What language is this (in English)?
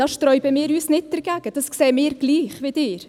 Swiss German